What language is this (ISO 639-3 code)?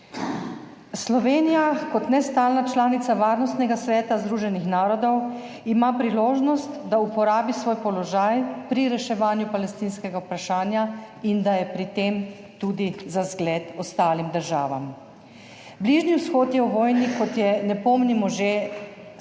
slv